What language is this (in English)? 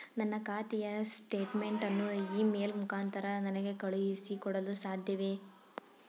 Kannada